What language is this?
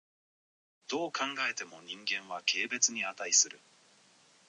Japanese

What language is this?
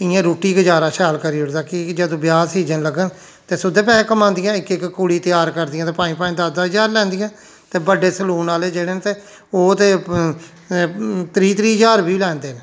Dogri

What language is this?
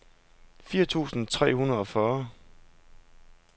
Danish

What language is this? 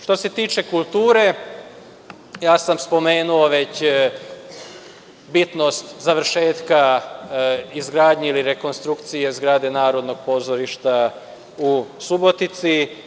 Serbian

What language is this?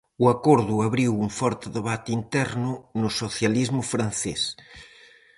Galician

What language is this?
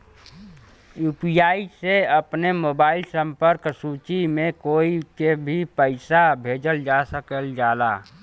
Bhojpuri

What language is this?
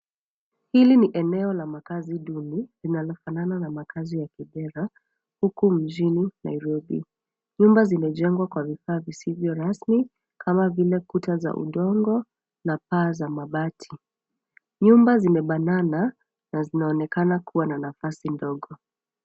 Swahili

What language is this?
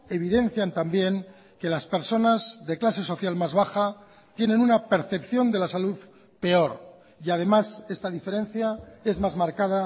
Spanish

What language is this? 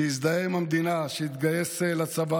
Hebrew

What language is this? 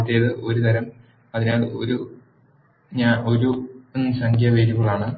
Malayalam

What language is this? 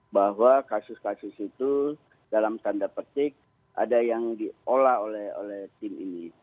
Indonesian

